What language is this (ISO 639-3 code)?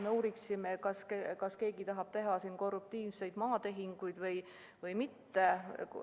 est